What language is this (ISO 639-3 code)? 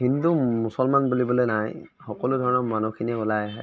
asm